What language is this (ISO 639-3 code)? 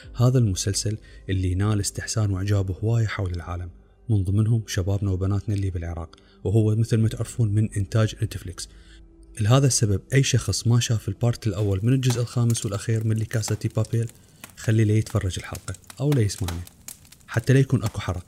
ara